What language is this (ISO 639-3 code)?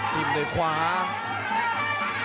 tha